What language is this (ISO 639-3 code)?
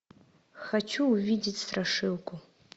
rus